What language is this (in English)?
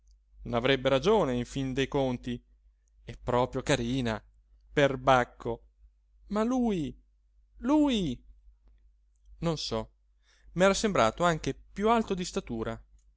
Italian